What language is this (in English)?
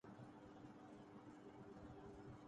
Urdu